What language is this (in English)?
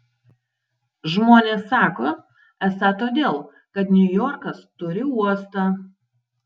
Lithuanian